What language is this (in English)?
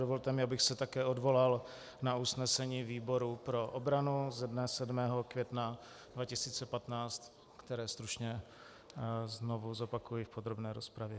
Czech